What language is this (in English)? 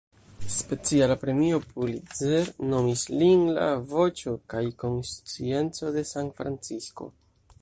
Esperanto